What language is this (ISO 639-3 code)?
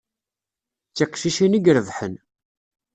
kab